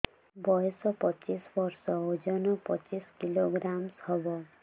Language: Odia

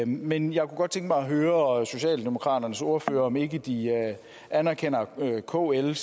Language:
Danish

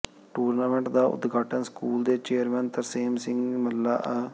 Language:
Punjabi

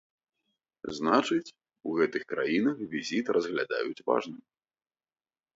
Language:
Belarusian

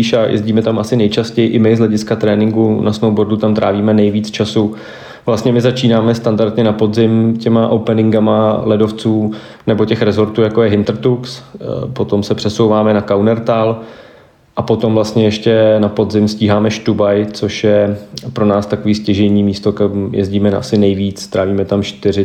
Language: Czech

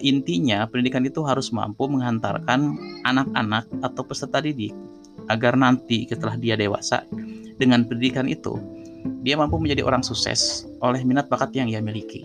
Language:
Indonesian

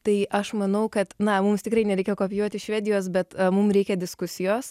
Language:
Lithuanian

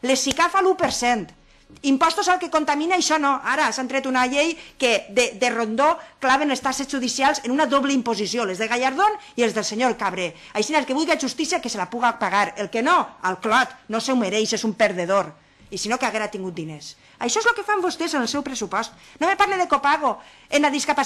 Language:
Spanish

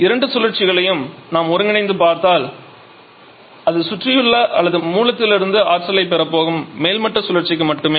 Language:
Tamil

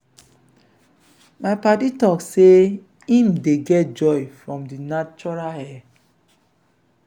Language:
Nigerian Pidgin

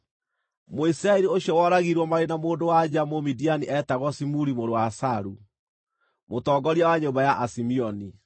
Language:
Kikuyu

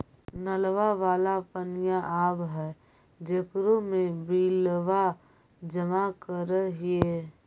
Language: Magahi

